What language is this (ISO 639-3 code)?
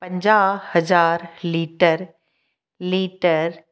snd